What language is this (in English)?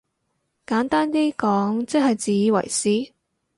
Cantonese